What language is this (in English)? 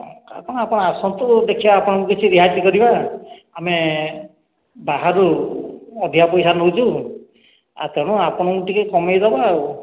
Odia